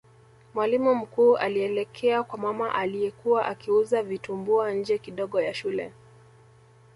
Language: Swahili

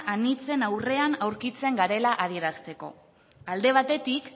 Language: Basque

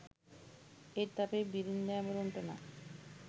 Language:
Sinhala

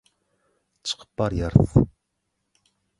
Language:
Turkmen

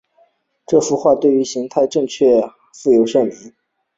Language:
Chinese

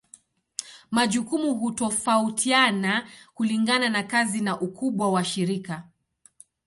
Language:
Swahili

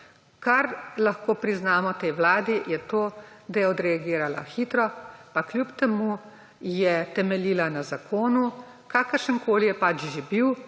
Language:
Slovenian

